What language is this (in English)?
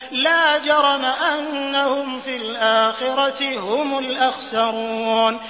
Arabic